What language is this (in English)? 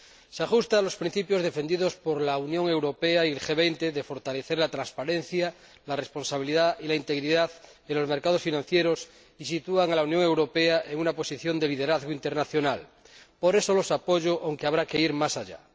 Spanish